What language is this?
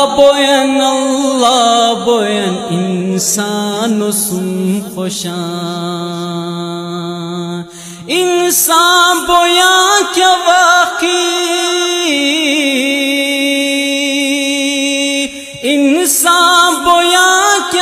Hindi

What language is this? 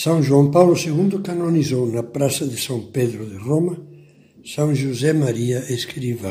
Portuguese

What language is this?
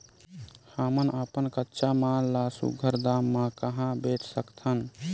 Chhattisgarhi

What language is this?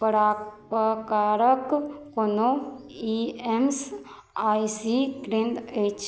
Maithili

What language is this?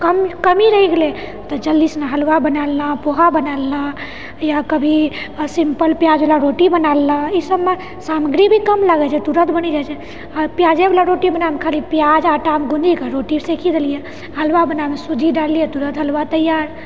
Maithili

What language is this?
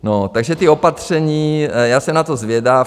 Czech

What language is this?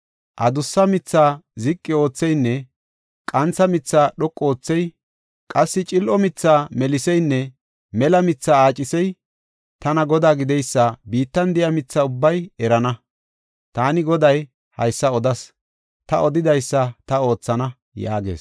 Gofa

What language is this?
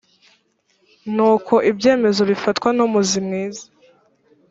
Kinyarwanda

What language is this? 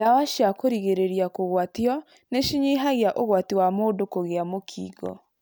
Kikuyu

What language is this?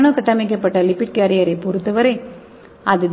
Tamil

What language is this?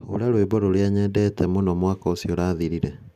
Kikuyu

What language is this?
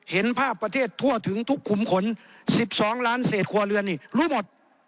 Thai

